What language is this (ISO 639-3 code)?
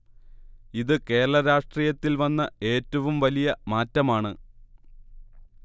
mal